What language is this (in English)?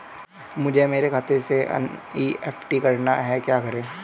Hindi